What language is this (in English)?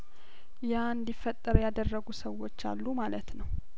Amharic